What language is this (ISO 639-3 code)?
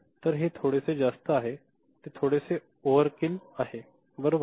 mar